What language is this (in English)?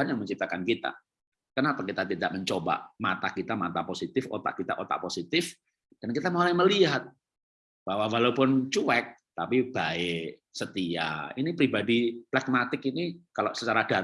Indonesian